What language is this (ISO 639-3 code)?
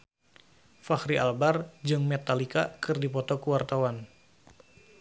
sun